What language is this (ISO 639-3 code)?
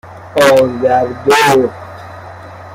fas